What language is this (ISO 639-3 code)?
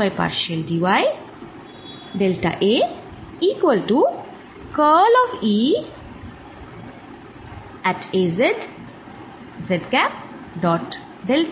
ben